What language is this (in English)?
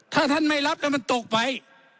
Thai